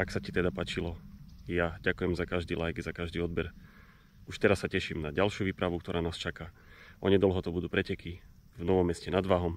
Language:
Czech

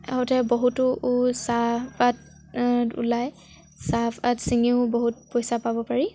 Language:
Assamese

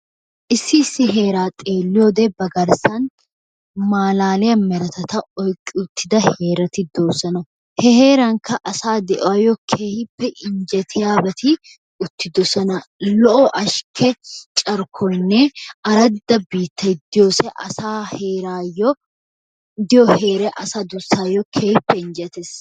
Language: Wolaytta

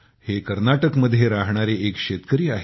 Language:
Marathi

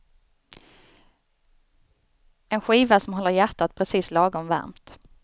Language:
Swedish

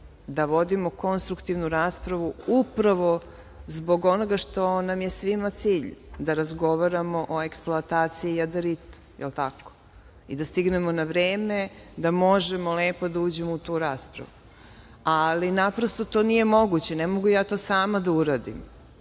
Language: Serbian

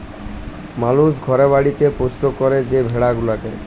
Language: Bangla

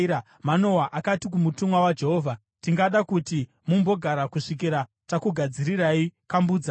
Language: Shona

